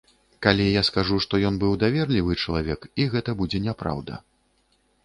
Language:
Belarusian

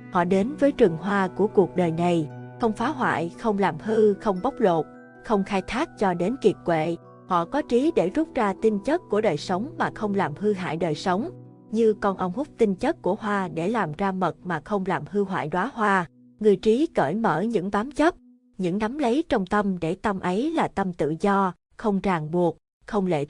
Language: Vietnamese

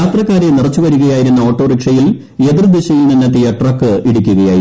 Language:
Malayalam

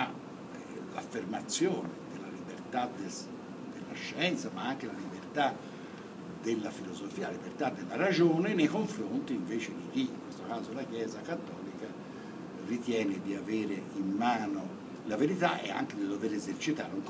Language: Italian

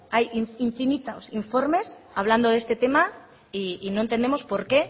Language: Spanish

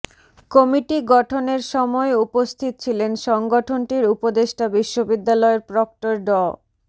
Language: Bangla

